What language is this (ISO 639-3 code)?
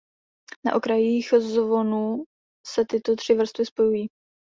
ces